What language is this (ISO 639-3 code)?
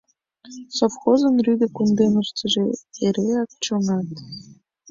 chm